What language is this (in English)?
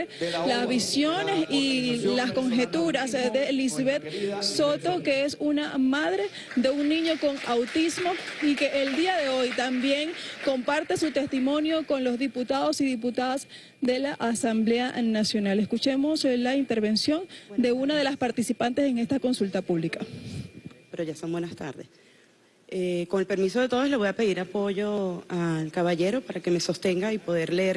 Spanish